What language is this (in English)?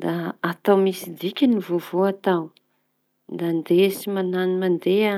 Tanosy Malagasy